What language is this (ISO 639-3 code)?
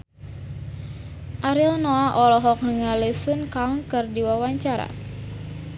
sun